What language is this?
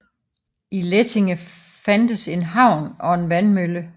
Danish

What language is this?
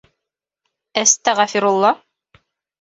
Bashkir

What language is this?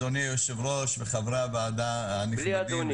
Hebrew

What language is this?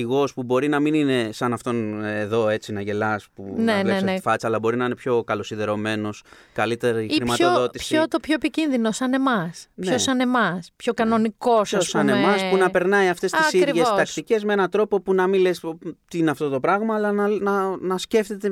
Greek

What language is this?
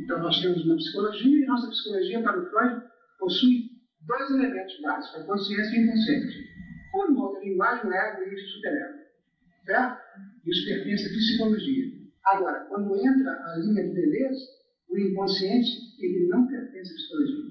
Portuguese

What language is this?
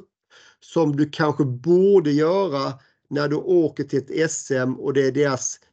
Swedish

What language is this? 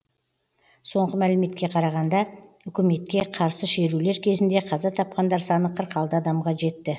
Kazakh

